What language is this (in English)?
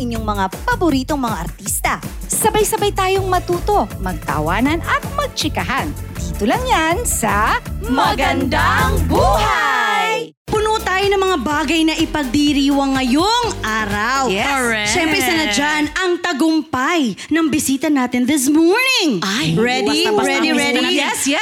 Filipino